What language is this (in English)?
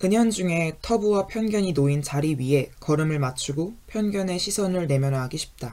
Korean